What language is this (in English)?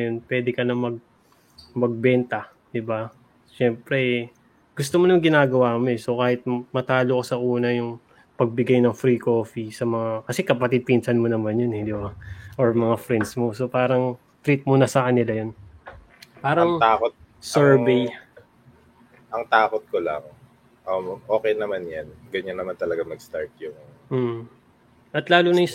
Filipino